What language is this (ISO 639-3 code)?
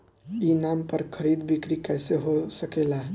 bho